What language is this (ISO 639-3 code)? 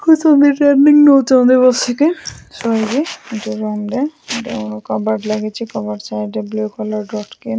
ori